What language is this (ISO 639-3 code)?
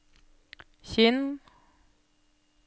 nor